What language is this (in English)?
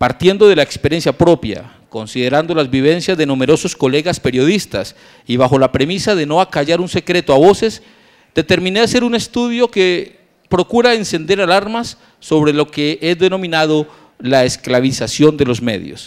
Spanish